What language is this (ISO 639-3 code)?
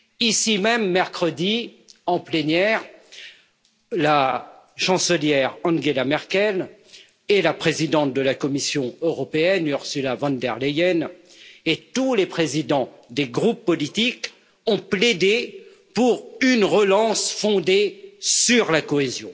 fra